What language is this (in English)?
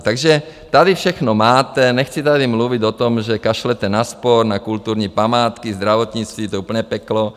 Czech